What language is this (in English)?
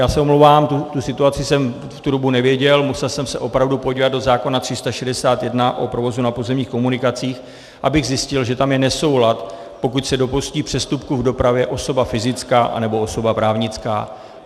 Czech